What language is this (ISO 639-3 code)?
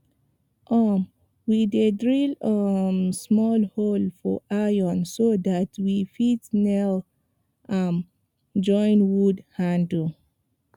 pcm